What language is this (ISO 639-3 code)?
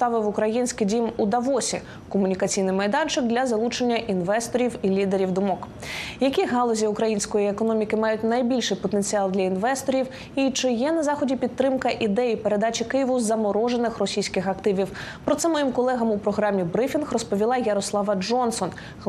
ukr